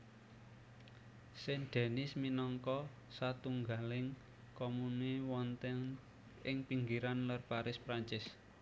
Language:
Javanese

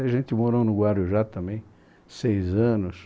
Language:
Portuguese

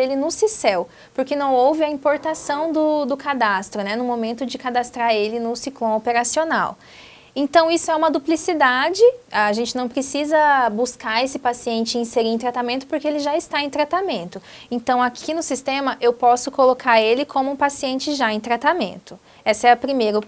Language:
Portuguese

